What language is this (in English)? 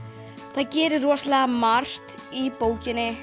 Icelandic